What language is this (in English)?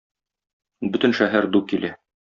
Tatar